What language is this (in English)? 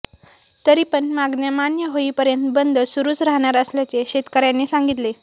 Marathi